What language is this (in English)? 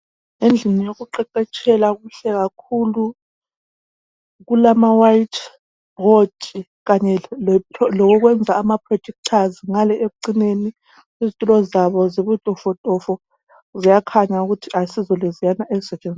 North Ndebele